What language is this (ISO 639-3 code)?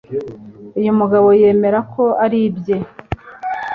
kin